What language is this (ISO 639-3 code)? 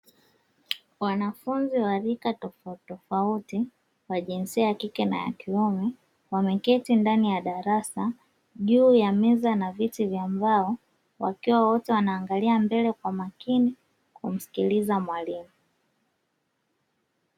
swa